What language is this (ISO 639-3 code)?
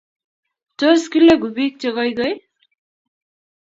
kln